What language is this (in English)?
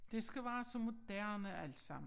Danish